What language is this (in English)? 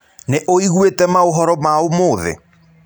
Kikuyu